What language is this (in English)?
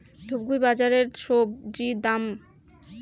Bangla